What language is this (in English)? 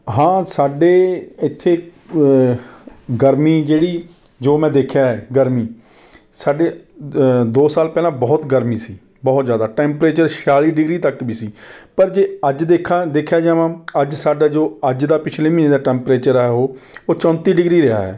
Punjabi